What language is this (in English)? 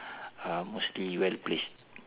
English